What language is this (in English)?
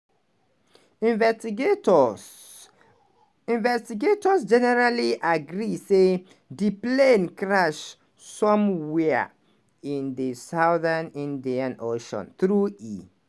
Nigerian Pidgin